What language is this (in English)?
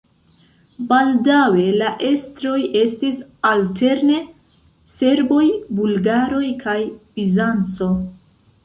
Esperanto